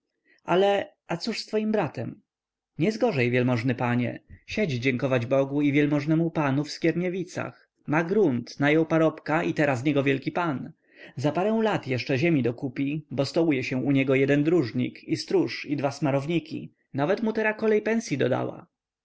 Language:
Polish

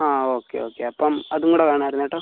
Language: Malayalam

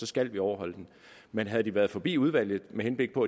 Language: Danish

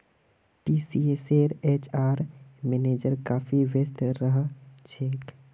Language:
Magahi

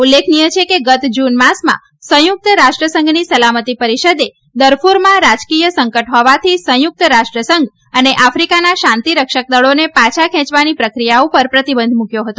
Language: Gujarati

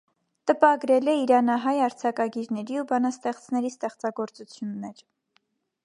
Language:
Armenian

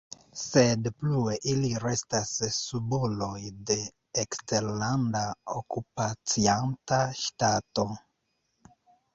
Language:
Esperanto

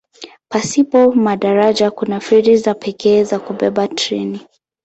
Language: Swahili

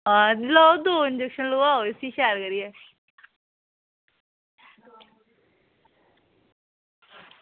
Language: Dogri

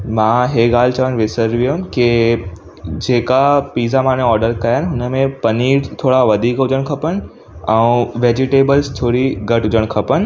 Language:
Sindhi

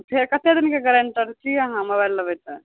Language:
Maithili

